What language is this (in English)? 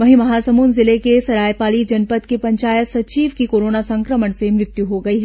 Hindi